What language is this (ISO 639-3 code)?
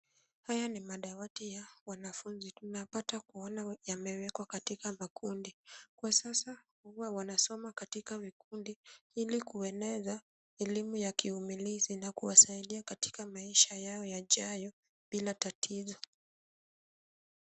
swa